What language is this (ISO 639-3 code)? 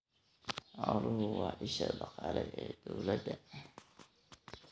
som